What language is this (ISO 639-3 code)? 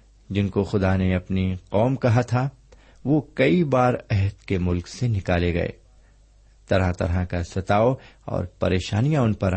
urd